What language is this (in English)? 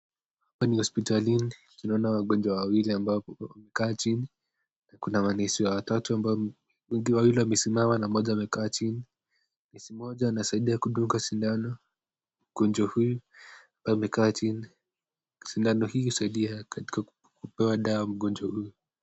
Swahili